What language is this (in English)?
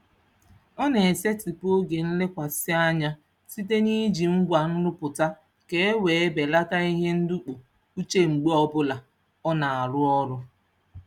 Igbo